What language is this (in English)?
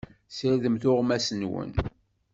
Kabyle